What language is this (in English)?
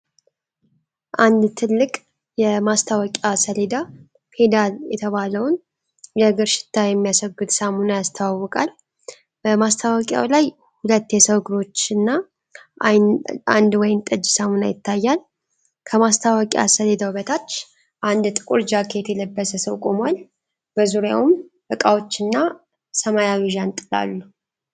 Amharic